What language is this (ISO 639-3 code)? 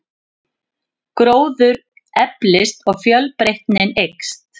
isl